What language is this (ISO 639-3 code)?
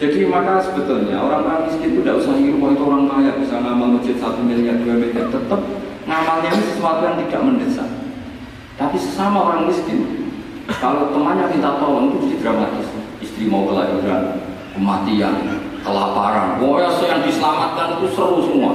ind